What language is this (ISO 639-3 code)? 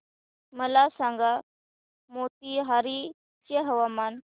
mar